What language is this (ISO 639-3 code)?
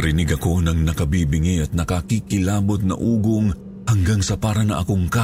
fil